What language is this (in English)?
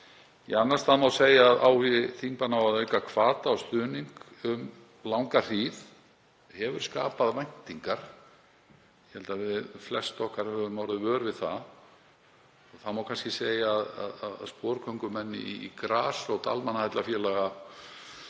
Icelandic